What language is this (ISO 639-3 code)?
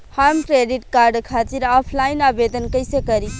bho